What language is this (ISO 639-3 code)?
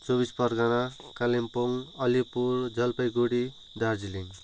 nep